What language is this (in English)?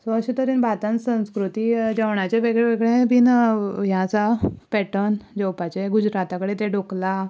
Konkani